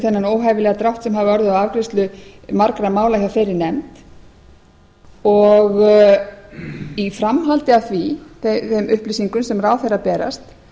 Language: Icelandic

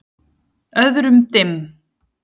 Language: Icelandic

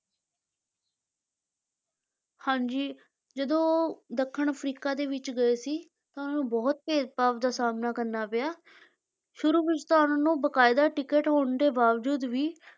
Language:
Punjabi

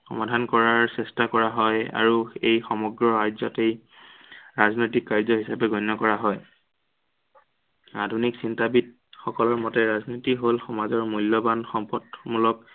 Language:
Assamese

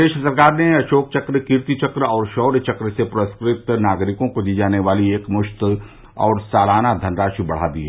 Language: Hindi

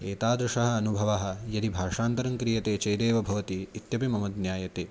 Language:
Sanskrit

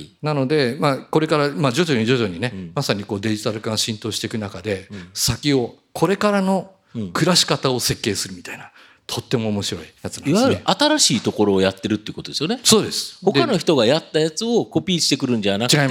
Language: Japanese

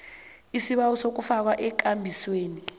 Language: South Ndebele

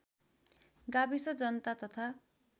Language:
Nepali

